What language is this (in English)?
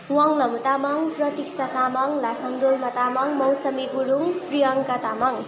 Nepali